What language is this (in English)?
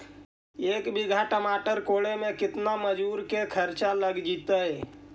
Magahi